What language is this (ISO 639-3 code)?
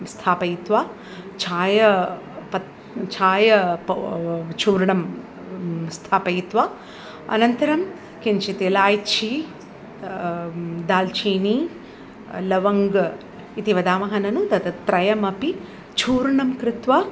san